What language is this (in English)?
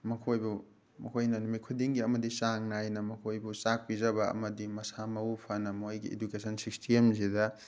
Manipuri